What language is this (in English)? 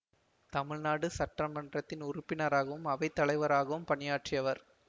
Tamil